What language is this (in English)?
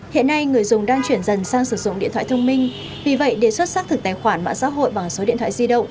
Vietnamese